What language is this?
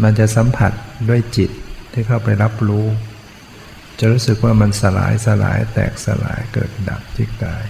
Thai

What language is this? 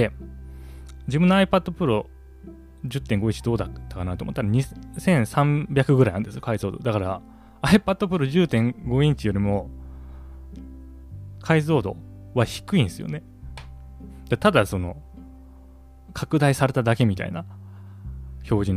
Japanese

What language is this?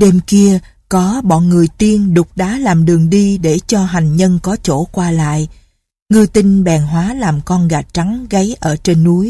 Vietnamese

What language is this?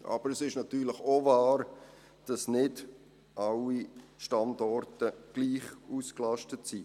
Swiss German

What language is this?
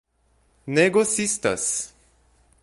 Portuguese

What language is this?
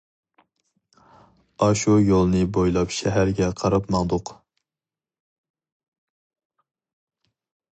Uyghur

